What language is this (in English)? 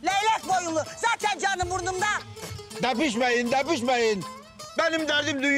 Turkish